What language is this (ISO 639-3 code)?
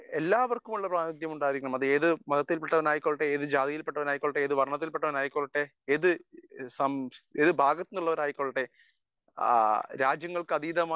mal